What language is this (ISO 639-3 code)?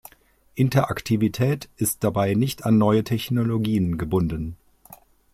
deu